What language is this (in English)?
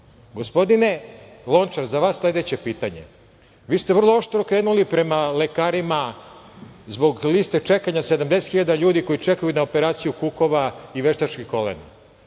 Serbian